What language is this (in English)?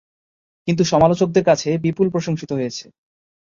Bangla